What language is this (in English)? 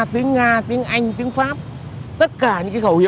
Vietnamese